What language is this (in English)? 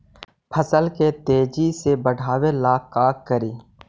Magahi